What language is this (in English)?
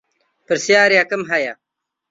Central Kurdish